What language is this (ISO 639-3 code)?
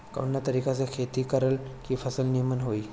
bho